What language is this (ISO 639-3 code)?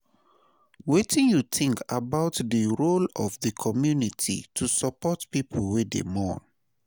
pcm